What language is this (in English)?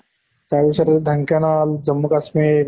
Assamese